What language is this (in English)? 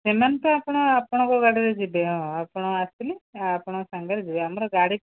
Odia